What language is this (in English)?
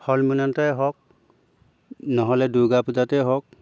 Assamese